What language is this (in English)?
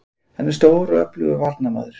Icelandic